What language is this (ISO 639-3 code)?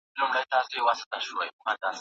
pus